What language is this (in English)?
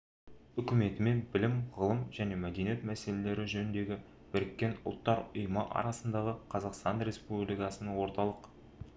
Kazakh